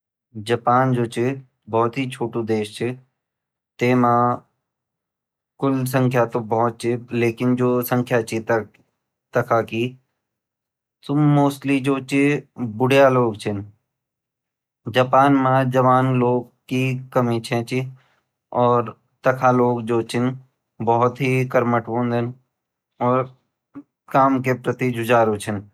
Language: Garhwali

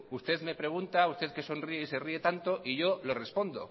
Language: Spanish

